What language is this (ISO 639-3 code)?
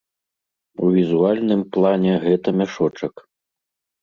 bel